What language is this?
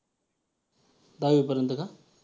Marathi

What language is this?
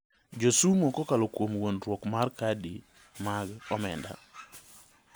Luo (Kenya and Tanzania)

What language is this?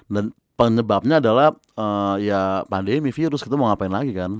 Indonesian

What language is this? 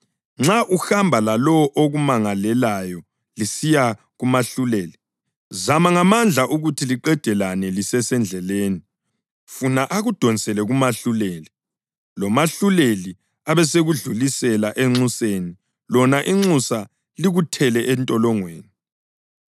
North Ndebele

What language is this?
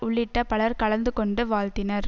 Tamil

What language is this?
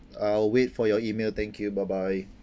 English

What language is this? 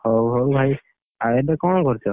Odia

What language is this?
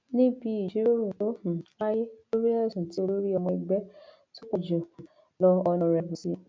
Yoruba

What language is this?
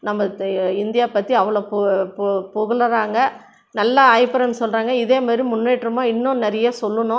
Tamil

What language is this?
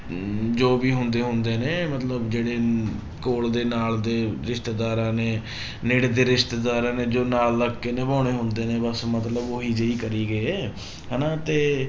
Punjabi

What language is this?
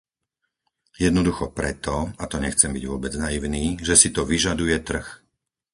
Slovak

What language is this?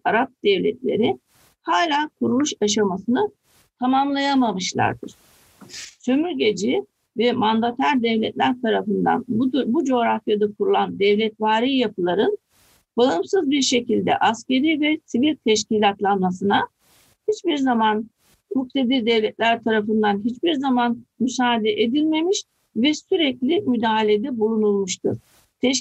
Turkish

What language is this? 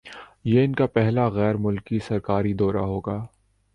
Urdu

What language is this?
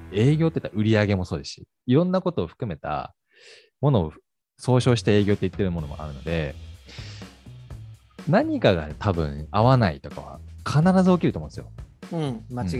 Japanese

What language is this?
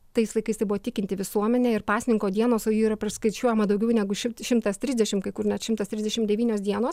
Lithuanian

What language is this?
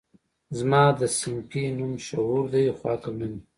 Pashto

